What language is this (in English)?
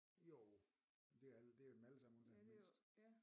Danish